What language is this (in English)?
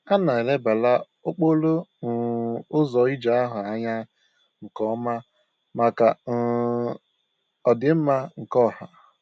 Igbo